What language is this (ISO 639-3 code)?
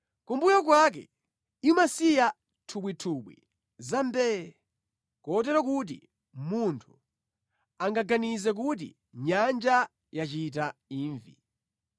nya